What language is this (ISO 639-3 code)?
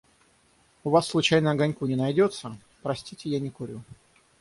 rus